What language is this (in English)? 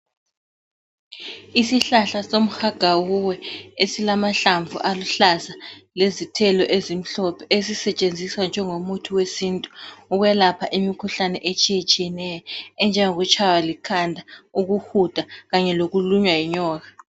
North Ndebele